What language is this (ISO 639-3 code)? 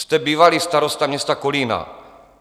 ces